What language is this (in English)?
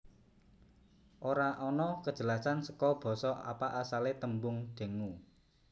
Javanese